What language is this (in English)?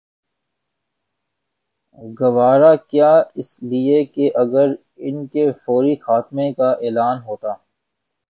Urdu